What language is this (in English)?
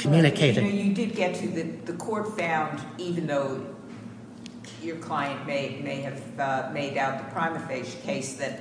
English